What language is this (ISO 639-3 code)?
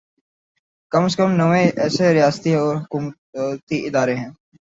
urd